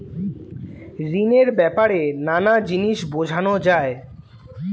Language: Bangla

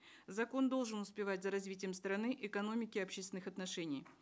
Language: Kazakh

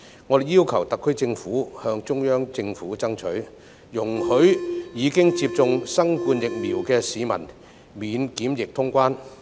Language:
Cantonese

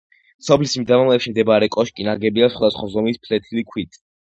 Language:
Georgian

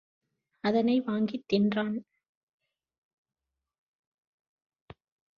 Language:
Tamil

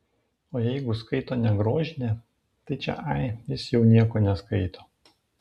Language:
Lithuanian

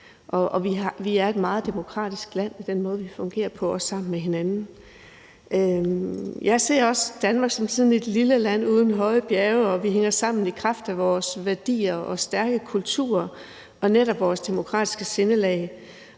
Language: Danish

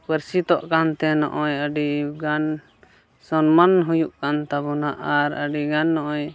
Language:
Santali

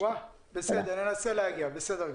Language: Hebrew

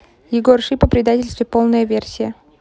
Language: Russian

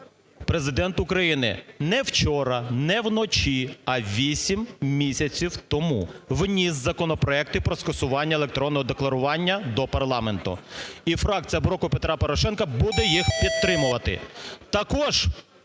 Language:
Ukrainian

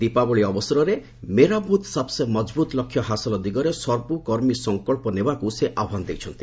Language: Odia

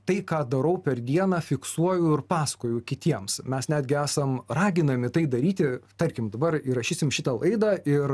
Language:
Lithuanian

